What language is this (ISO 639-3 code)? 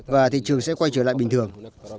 vie